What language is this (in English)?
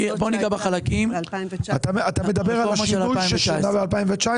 Hebrew